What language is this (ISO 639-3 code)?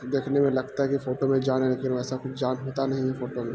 urd